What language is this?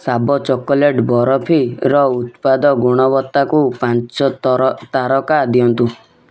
Odia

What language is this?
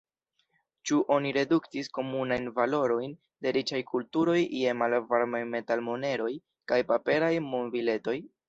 Esperanto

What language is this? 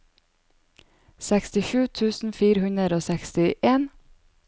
Norwegian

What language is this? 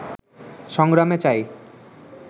Bangla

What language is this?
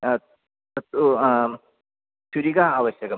Sanskrit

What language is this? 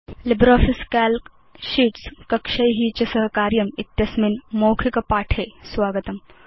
Sanskrit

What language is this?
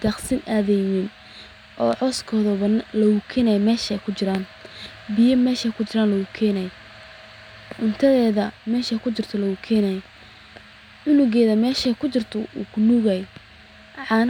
Somali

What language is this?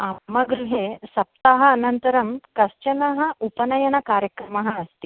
Sanskrit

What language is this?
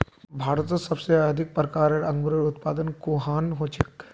Magahi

